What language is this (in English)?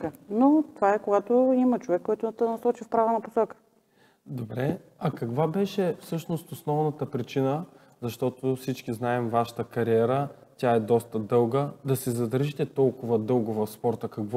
Bulgarian